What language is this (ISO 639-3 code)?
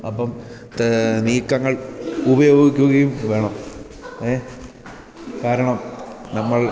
mal